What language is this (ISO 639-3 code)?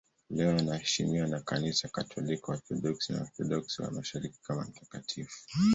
swa